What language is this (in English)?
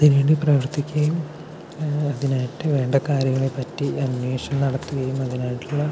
Malayalam